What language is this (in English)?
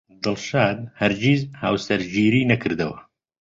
Central Kurdish